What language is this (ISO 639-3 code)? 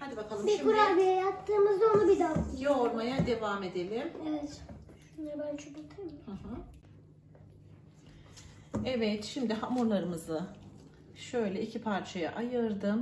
tur